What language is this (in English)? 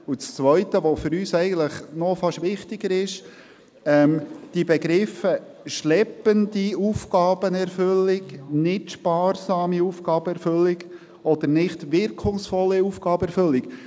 Swiss German